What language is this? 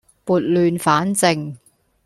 Cantonese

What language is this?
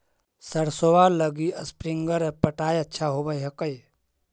Magahi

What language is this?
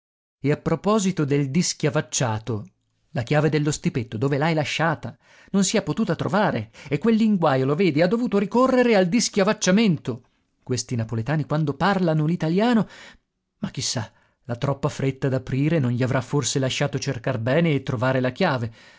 Italian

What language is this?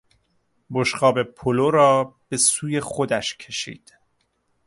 Persian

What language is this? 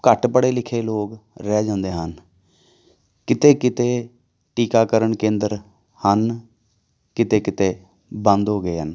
Punjabi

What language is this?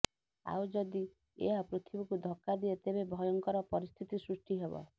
Odia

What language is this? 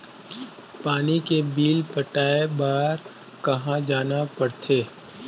Chhattisgarhi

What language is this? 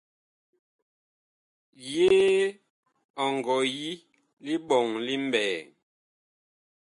Bakoko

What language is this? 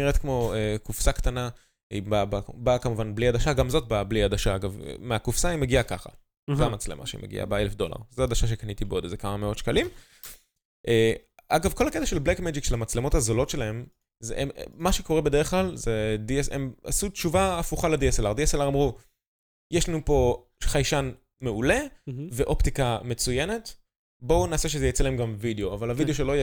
Hebrew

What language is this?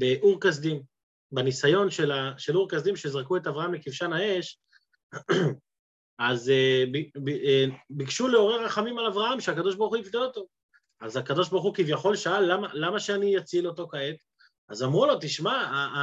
Hebrew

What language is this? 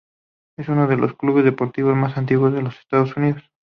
Spanish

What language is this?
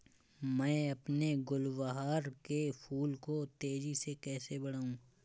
Hindi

